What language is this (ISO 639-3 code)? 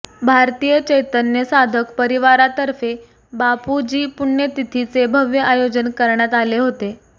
mar